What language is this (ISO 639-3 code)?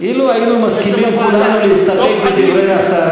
heb